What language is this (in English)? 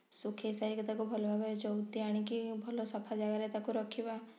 Odia